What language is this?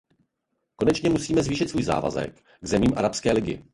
Czech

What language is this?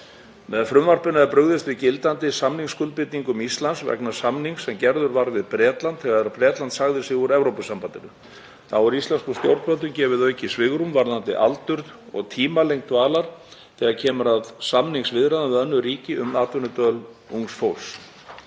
Icelandic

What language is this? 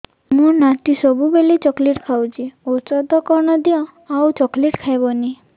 Odia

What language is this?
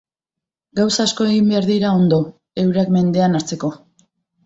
Basque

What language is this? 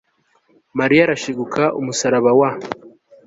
Kinyarwanda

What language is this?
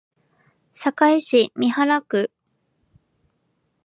Japanese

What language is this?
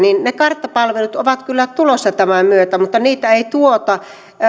Finnish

